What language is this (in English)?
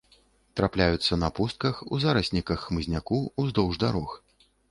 Belarusian